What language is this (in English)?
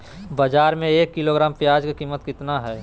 Magahi